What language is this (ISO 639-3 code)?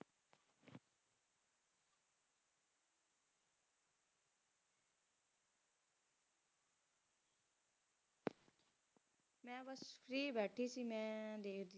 pan